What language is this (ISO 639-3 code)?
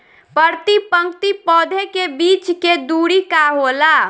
bho